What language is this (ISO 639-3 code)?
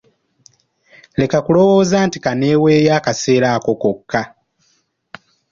lug